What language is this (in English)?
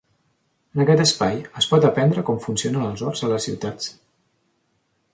Catalan